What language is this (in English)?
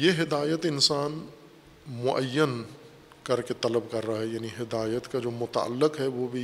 Urdu